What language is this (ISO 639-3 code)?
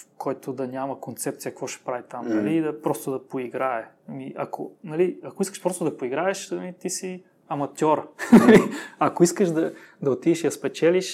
bul